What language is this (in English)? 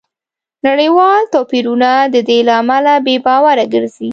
Pashto